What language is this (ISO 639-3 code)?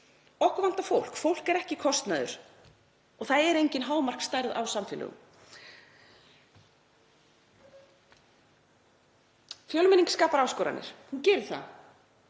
isl